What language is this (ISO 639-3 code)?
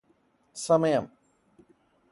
mal